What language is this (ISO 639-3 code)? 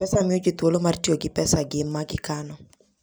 luo